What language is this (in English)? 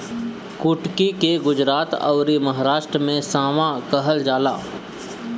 Bhojpuri